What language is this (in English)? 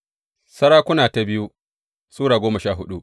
Hausa